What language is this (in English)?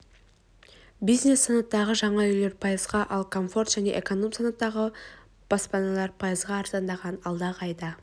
Kazakh